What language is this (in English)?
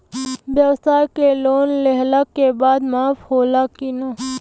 Bhojpuri